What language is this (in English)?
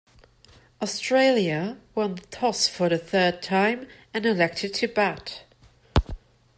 English